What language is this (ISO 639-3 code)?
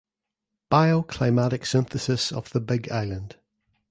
eng